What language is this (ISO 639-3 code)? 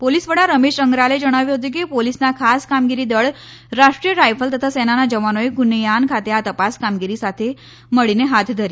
guj